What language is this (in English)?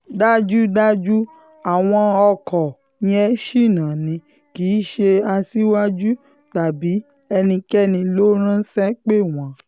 Yoruba